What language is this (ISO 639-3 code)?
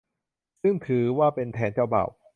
tha